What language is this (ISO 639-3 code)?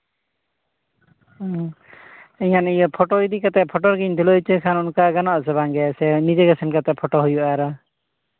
sat